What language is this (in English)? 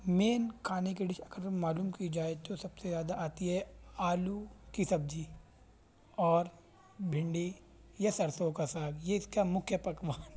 Urdu